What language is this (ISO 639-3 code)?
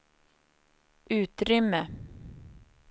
swe